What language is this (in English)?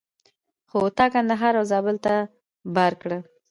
Pashto